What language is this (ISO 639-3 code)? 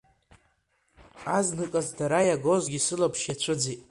abk